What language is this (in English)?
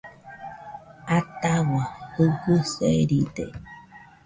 Nüpode Huitoto